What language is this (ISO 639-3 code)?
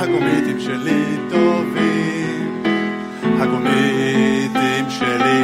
heb